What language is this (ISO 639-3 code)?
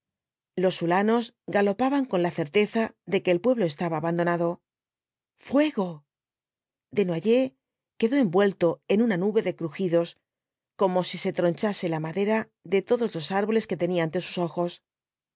spa